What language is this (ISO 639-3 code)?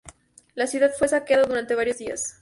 spa